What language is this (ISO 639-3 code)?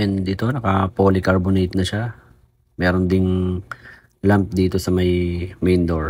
fil